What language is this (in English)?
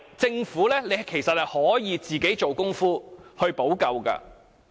Cantonese